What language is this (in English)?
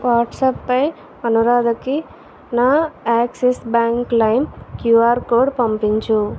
Telugu